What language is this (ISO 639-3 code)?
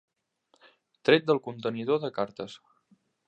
cat